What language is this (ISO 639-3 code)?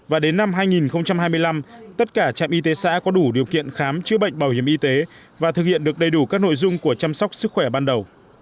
vie